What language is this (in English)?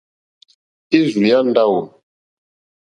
Mokpwe